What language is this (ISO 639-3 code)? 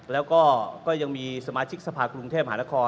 tha